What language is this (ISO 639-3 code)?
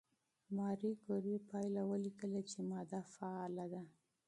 pus